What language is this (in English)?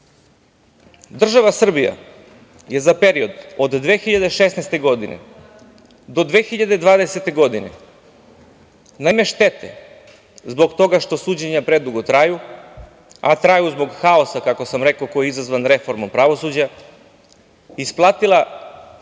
Serbian